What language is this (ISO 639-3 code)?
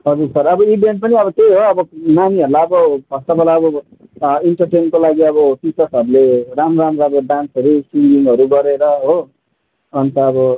nep